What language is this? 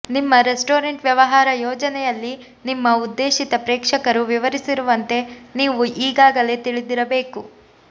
Kannada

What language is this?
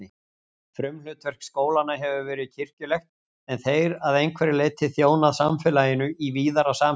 Icelandic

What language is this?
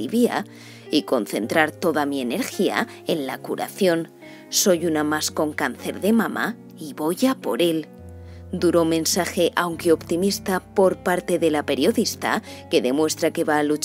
Spanish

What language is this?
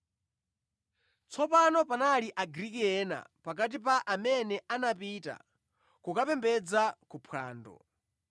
Nyanja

